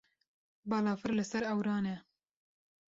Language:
Kurdish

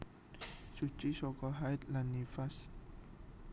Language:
Javanese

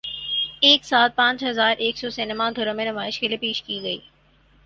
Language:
Urdu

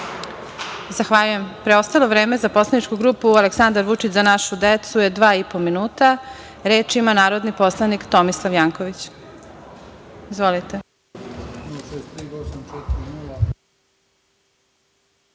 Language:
Serbian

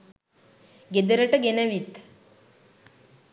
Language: Sinhala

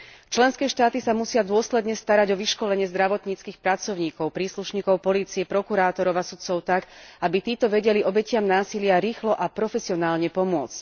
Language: Slovak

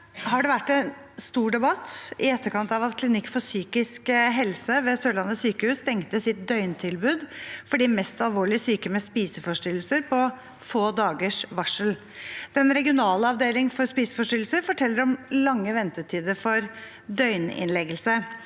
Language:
Norwegian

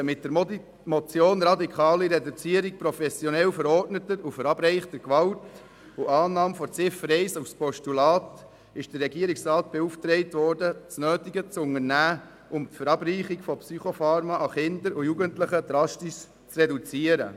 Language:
Swiss German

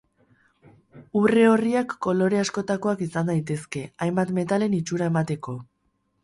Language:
Basque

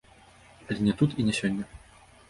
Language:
Belarusian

